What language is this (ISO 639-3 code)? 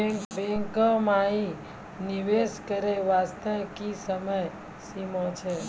mai